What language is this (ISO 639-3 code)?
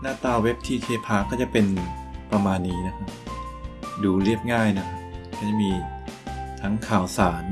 tha